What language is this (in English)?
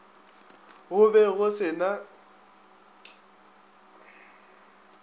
Northern Sotho